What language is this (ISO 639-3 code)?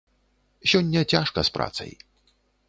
bel